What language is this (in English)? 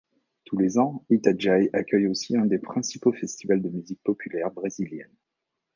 French